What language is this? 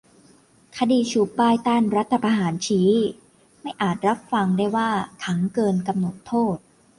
Thai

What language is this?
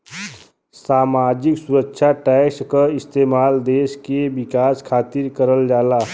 Bhojpuri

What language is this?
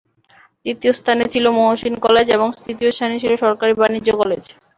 Bangla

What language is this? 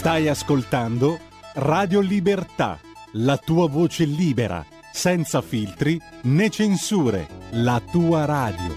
Italian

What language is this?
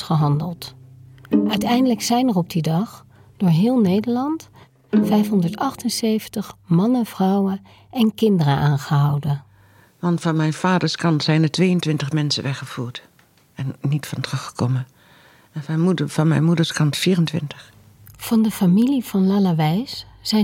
Dutch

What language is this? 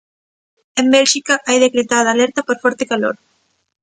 Galician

